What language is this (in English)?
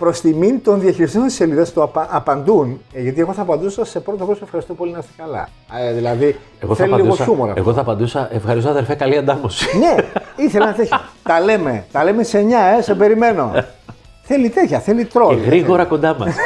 Greek